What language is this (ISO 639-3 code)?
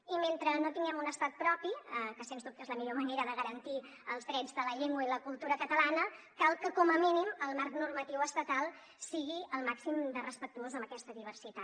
cat